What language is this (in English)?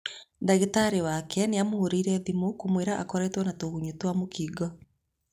Kikuyu